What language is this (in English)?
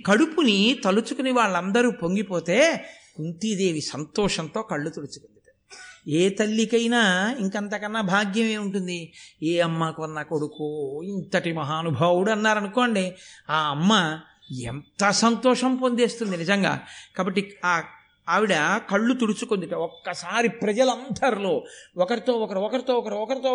Telugu